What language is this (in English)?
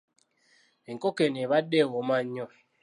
Ganda